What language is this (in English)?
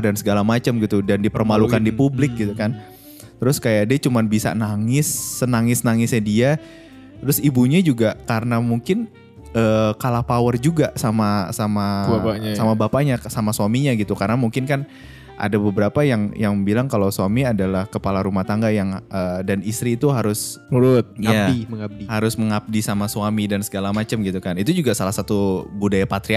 Indonesian